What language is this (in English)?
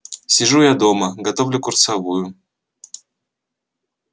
Russian